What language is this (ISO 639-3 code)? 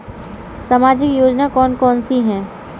hin